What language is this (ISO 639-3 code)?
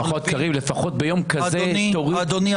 heb